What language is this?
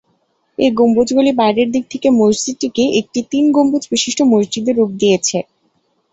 Bangla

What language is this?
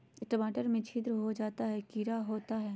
Magahi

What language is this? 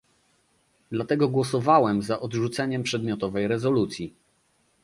Polish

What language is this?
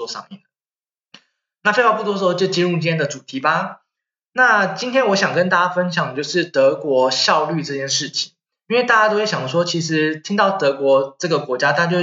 Chinese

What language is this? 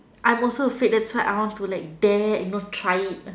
English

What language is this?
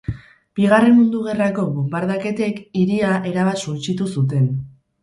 Basque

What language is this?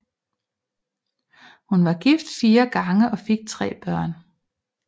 Danish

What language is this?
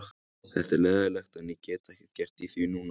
Icelandic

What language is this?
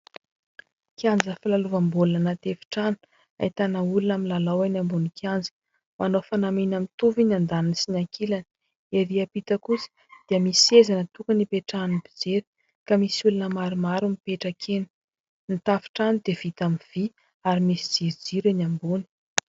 Malagasy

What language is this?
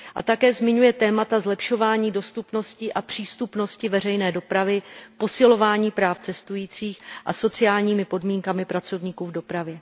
Czech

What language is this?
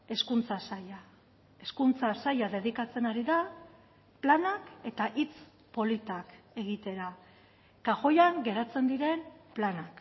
Basque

